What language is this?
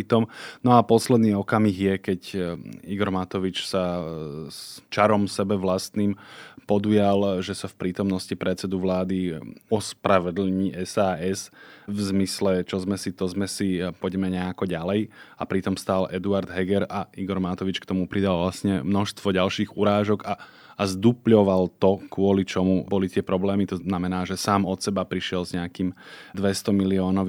Slovak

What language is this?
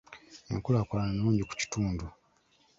Ganda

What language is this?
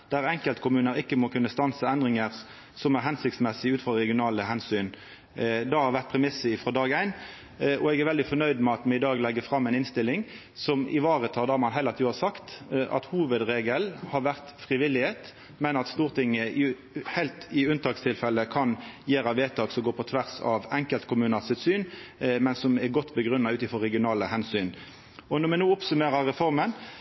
Norwegian Nynorsk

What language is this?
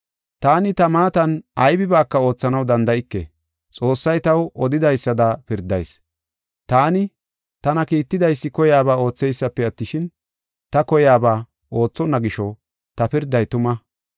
Gofa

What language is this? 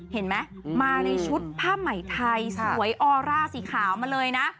Thai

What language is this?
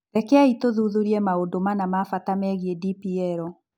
Kikuyu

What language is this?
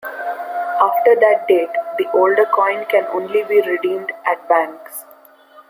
English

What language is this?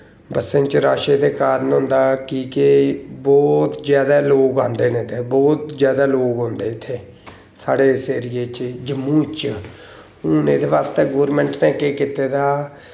Dogri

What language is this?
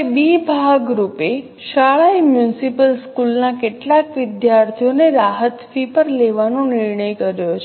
Gujarati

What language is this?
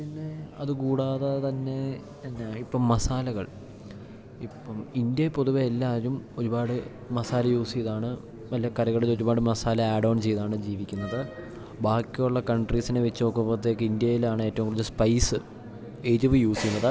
Malayalam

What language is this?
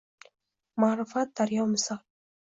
Uzbek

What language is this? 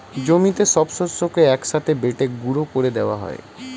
Bangla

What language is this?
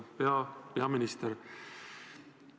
Estonian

